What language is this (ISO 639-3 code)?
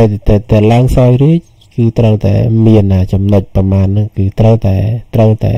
tha